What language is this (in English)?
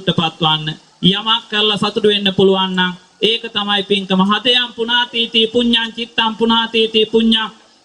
Thai